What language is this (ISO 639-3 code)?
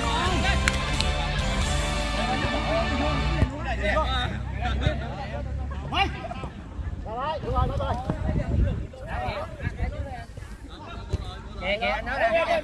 vie